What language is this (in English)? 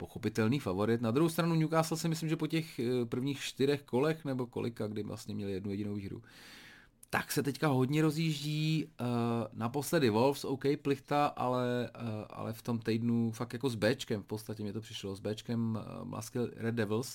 Czech